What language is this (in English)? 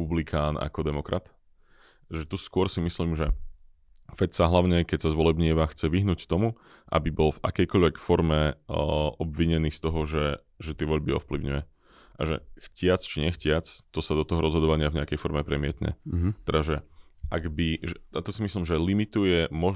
Slovak